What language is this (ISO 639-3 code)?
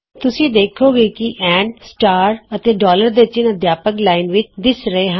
pan